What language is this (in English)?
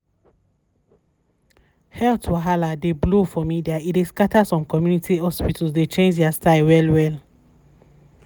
Nigerian Pidgin